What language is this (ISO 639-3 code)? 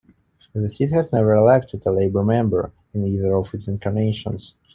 eng